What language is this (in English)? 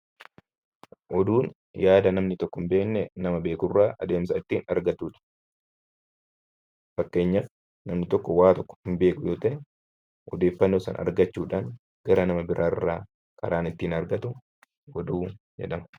Oromo